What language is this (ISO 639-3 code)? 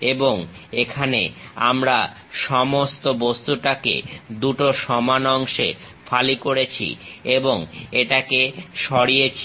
ben